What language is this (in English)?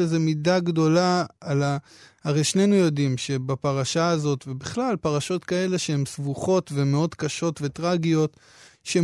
Hebrew